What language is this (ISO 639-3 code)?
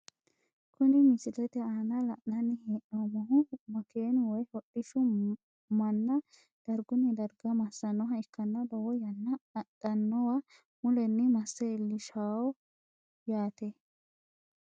sid